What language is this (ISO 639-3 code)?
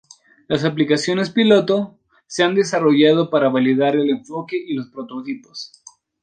spa